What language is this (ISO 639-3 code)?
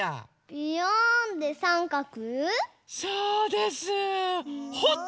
jpn